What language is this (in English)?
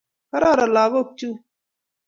Kalenjin